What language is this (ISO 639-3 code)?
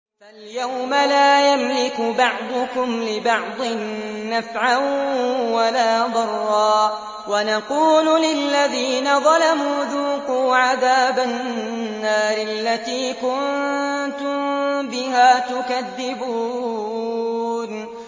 ara